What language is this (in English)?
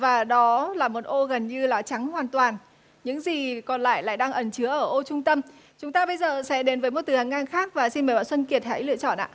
Vietnamese